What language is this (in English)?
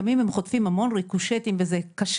Hebrew